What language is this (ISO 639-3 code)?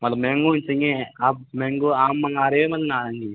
hin